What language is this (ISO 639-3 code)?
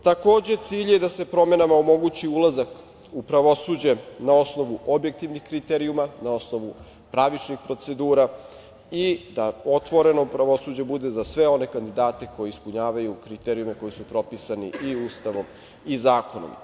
srp